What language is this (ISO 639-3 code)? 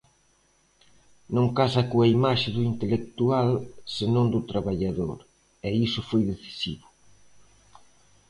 glg